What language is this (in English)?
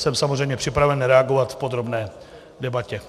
Czech